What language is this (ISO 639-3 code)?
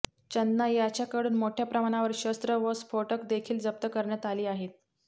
mar